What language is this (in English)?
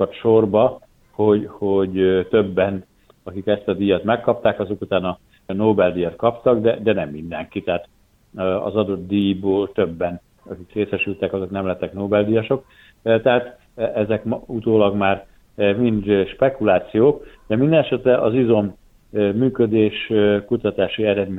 Hungarian